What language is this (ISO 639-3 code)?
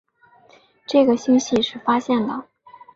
zho